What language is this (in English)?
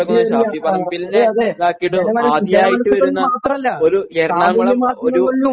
Malayalam